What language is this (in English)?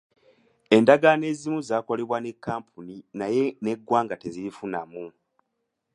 Ganda